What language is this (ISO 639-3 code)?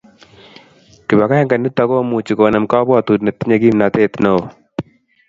kln